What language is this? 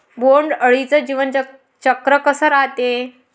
Marathi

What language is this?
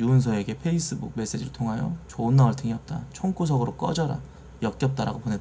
Korean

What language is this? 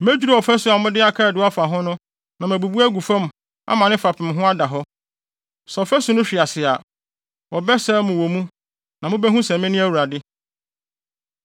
Akan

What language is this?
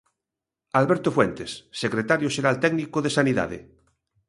Galician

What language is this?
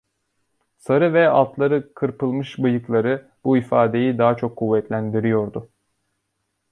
Turkish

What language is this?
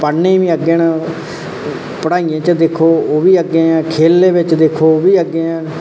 Dogri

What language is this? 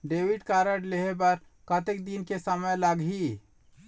Chhattisgarhi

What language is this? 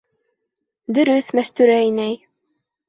Bashkir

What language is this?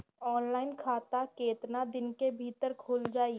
Bhojpuri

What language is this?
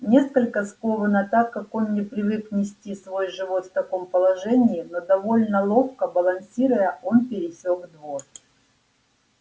Russian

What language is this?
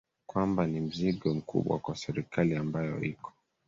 Swahili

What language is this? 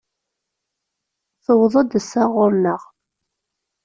Kabyle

